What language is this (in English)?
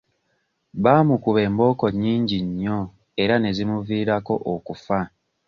Ganda